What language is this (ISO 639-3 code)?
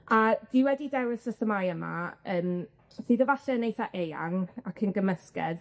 cym